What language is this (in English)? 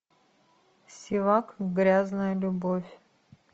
Russian